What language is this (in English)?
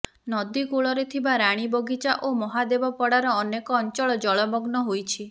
Odia